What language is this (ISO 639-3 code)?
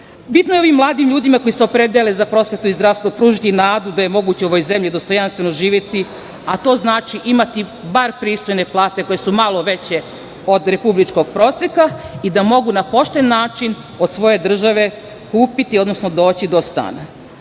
srp